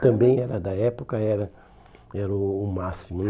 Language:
Portuguese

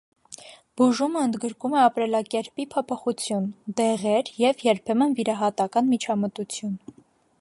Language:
Armenian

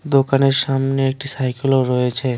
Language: Bangla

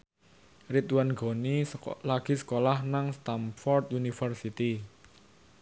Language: Javanese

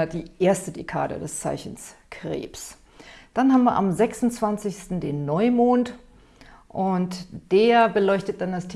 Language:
German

